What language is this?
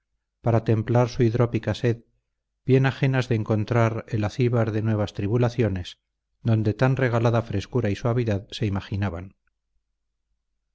Spanish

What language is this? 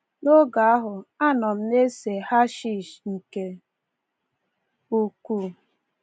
Igbo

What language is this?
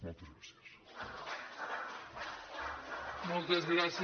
Catalan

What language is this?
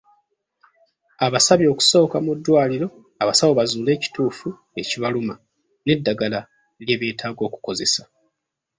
Ganda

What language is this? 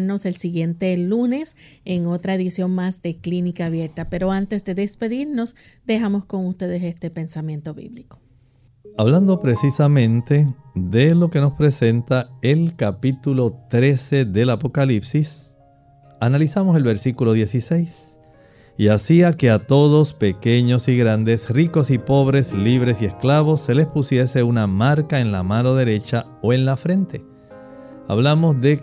Spanish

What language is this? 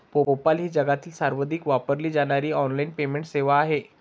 Marathi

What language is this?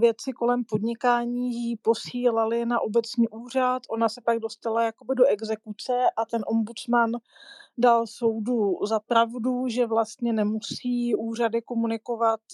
Czech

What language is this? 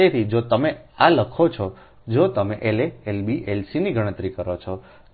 Gujarati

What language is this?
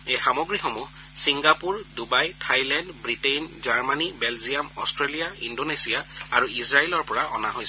Assamese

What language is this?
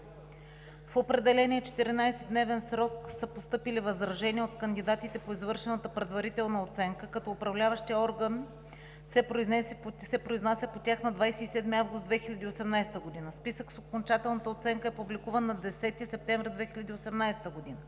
Bulgarian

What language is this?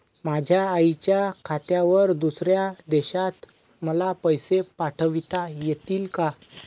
Marathi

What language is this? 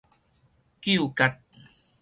Min Nan Chinese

